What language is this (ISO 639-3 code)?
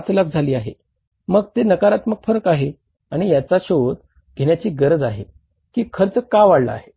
mar